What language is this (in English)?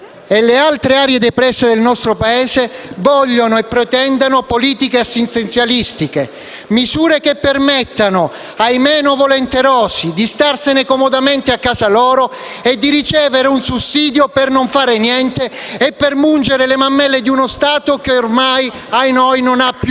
Italian